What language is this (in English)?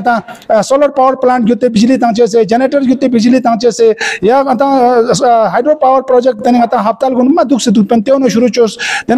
Romanian